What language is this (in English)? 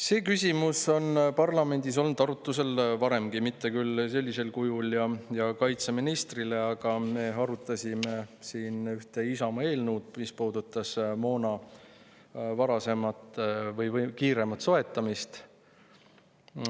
Estonian